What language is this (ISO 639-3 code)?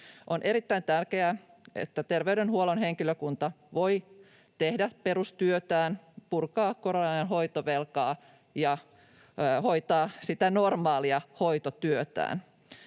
fin